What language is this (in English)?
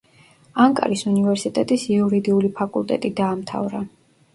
Georgian